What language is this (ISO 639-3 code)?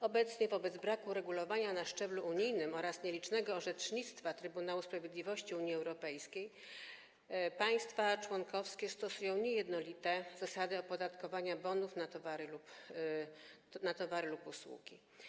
pol